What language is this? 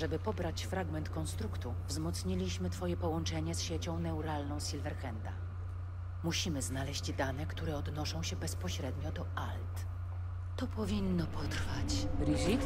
Polish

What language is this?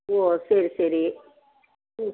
Tamil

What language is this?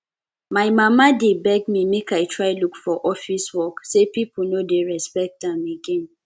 Nigerian Pidgin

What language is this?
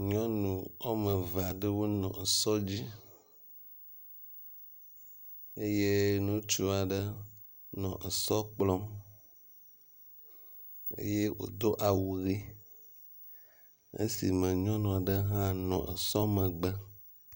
Ewe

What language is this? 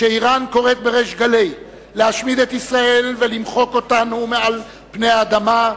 Hebrew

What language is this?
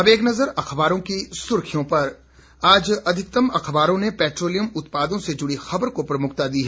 Hindi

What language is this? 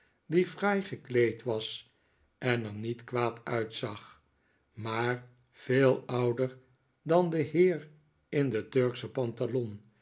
Dutch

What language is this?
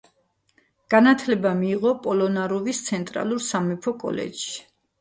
Georgian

